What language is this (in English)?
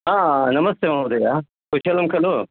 Sanskrit